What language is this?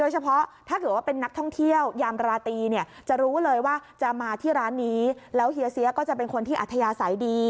Thai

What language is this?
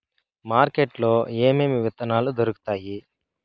Telugu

